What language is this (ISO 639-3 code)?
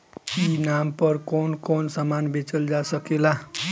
bho